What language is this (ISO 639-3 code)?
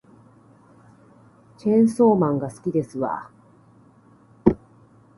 jpn